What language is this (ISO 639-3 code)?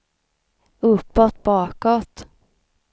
swe